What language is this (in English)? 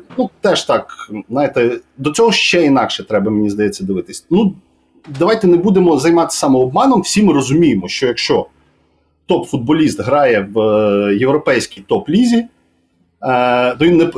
Ukrainian